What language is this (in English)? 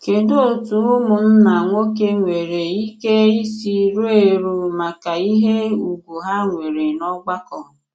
Igbo